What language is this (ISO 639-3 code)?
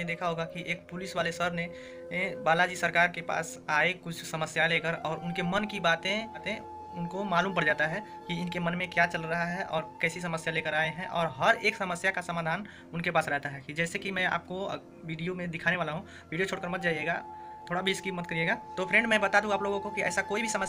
hin